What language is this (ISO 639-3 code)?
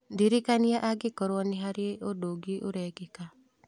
kik